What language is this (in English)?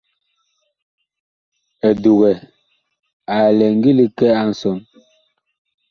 Bakoko